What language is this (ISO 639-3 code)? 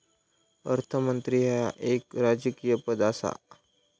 mar